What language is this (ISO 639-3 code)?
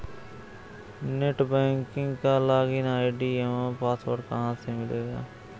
hin